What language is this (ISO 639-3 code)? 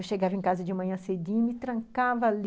por